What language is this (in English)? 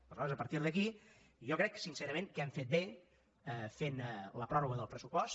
Catalan